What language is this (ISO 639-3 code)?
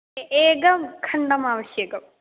san